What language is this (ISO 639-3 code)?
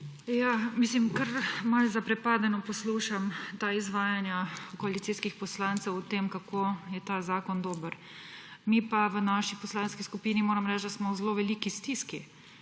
slv